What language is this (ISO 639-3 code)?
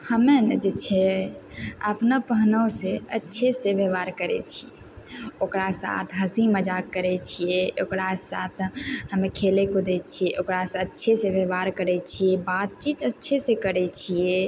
mai